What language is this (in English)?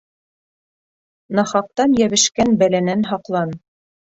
Bashkir